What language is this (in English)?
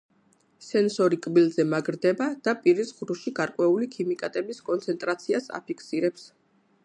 Georgian